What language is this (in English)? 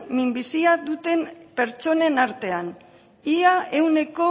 Basque